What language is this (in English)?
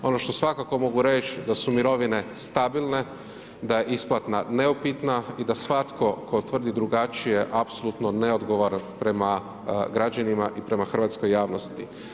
Croatian